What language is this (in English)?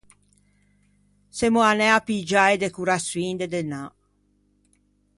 Ligurian